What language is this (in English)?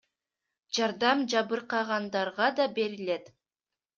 Kyrgyz